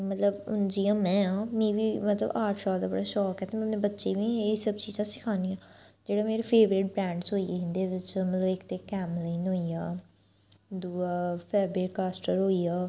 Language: Dogri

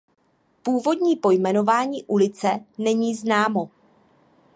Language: Czech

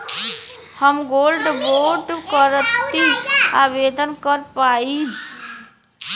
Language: Bhojpuri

